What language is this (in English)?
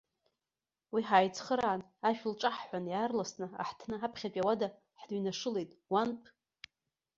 Abkhazian